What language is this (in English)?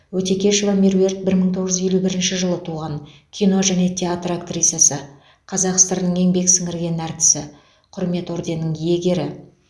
Kazakh